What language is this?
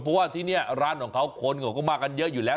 Thai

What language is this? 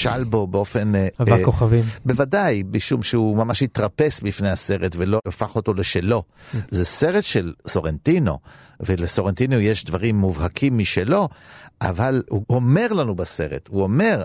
Hebrew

